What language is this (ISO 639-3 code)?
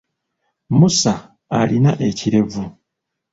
lug